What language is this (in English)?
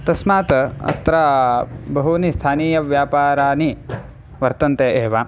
Sanskrit